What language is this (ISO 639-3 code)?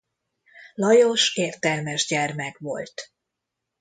hun